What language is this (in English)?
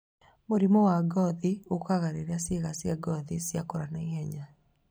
Kikuyu